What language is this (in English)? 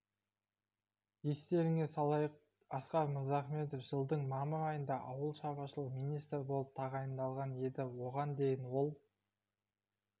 Kazakh